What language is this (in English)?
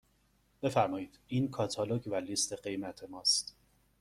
Persian